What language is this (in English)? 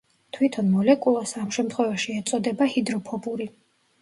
Georgian